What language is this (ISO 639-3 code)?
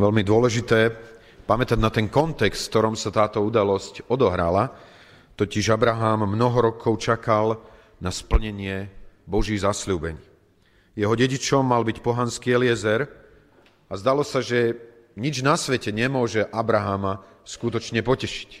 slk